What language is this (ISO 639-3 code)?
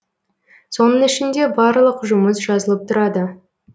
kaz